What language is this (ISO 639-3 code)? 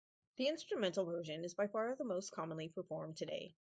eng